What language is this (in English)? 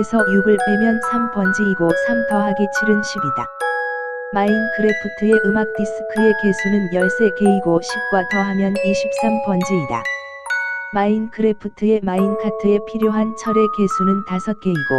Korean